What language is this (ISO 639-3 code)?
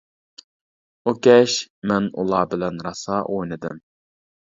uig